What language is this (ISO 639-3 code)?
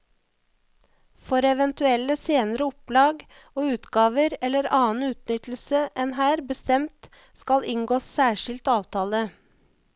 nor